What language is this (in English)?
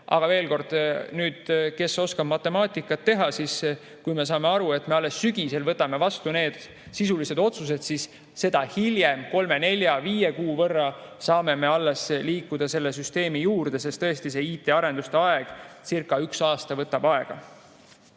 Estonian